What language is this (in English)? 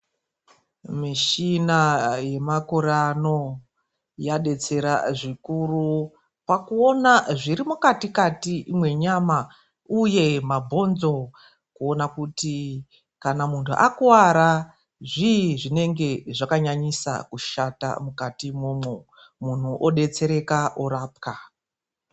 Ndau